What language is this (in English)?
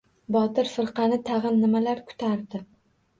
Uzbek